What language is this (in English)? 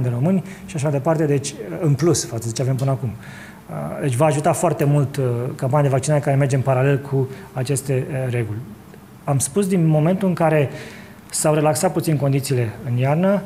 Romanian